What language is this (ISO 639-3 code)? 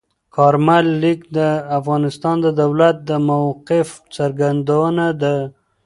pus